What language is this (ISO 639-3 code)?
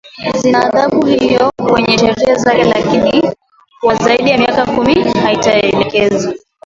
swa